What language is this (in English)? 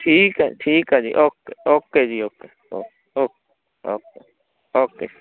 Punjabi